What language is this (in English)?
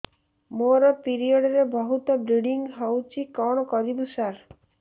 Odia